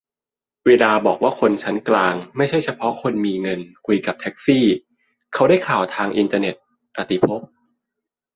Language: Thai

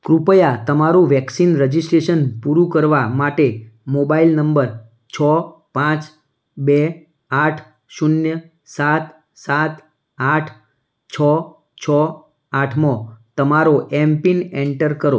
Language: Gujarati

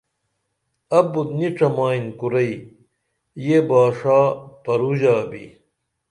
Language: Dameli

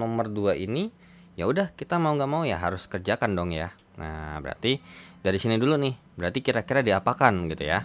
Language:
Indonesian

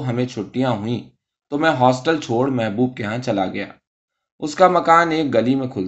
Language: Urdu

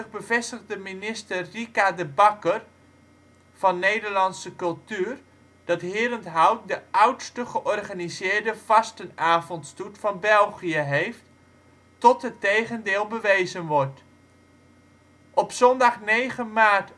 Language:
Dutch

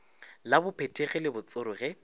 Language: Northern Sotho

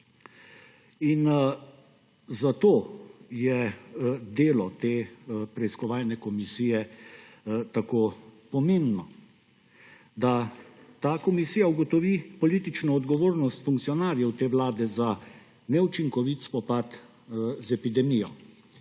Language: Slovenian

